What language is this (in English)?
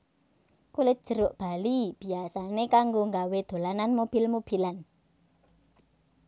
Javanese